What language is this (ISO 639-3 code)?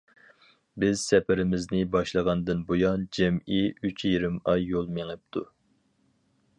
uig